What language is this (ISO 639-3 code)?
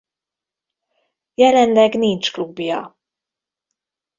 hun